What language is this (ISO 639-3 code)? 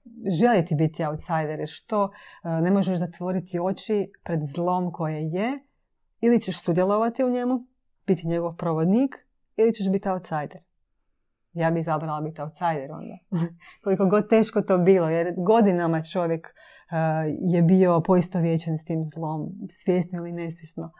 hrv